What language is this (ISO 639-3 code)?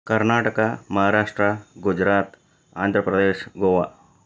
kan